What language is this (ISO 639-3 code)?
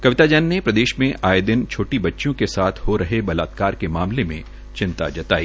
hin